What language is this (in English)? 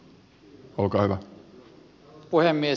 Finnish